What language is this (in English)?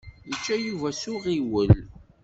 Kabyle